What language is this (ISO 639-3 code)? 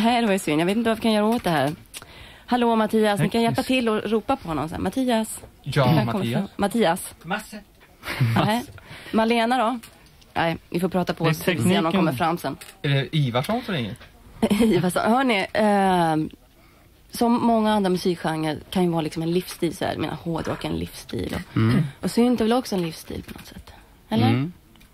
swe